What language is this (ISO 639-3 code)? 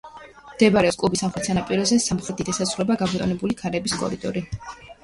kat